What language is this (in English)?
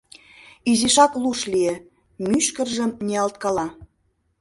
Mari